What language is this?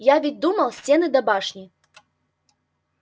Russian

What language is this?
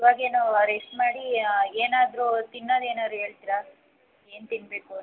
Kannada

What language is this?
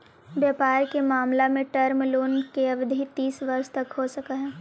Magahi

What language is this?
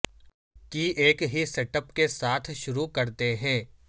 Urdu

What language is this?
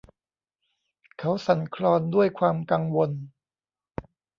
Thai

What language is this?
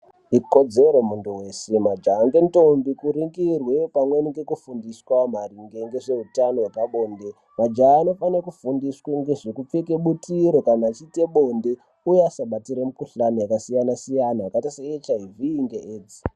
Ndau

